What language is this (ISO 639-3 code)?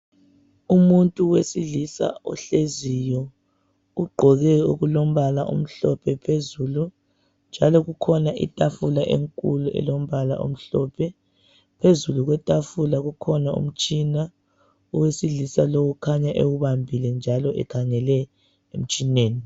nde